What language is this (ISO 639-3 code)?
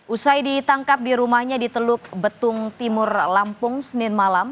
ind